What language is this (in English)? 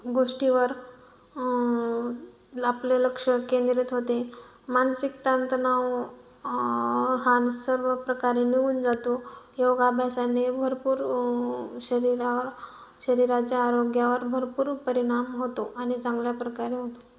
Marathi